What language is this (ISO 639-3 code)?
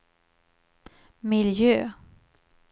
swe